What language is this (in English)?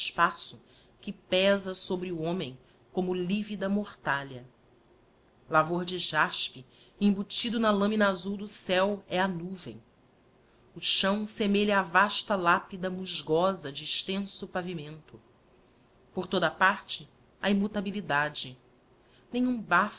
Portuguese